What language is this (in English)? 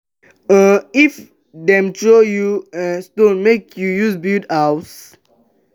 Nigerian Pidgin